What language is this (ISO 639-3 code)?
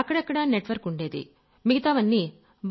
tel